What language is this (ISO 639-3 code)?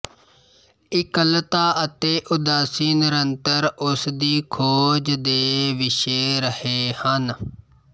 pan